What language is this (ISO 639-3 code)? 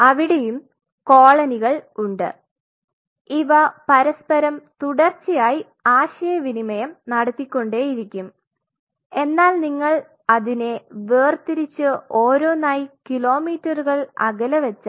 mal